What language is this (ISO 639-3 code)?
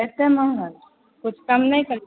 mai